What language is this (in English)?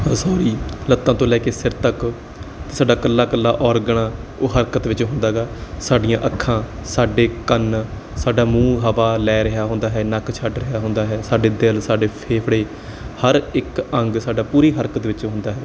Punjabi